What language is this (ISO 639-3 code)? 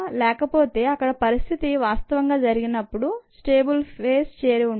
tel